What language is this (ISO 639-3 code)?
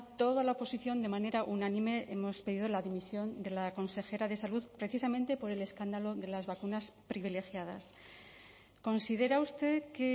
spa